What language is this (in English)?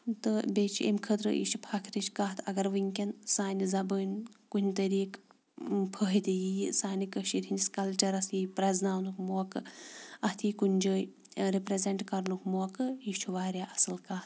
Kashmiri